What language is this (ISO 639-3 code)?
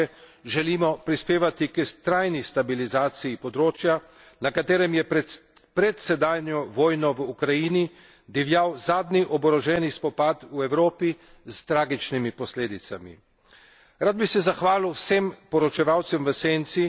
slv